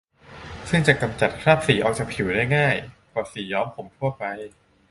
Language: Thai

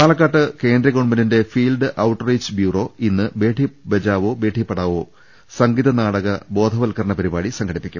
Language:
Malayalam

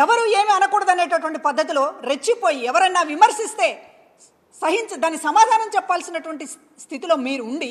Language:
Telugu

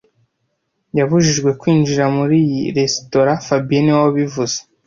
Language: Kinyarwanda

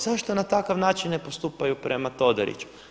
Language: Croatian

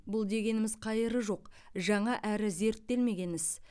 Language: Kazakh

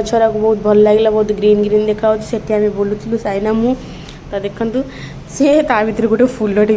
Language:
Odia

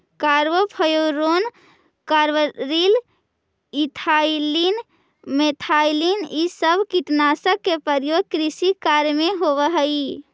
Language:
Magahi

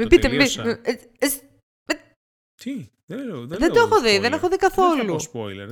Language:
Greek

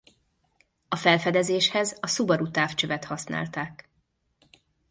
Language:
Hungarian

